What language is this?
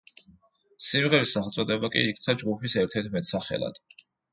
Georgian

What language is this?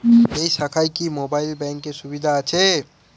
Bangla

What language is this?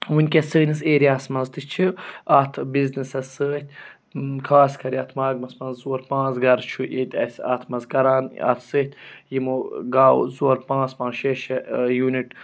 Kashmiri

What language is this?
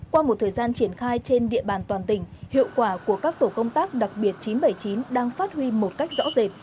Vietnamese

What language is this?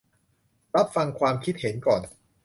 Thai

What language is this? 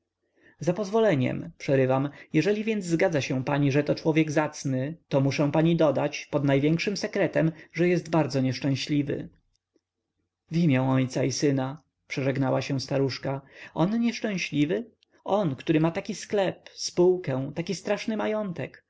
Polish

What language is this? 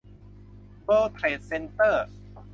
Thai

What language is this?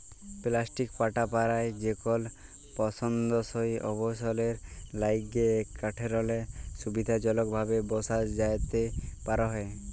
Bangla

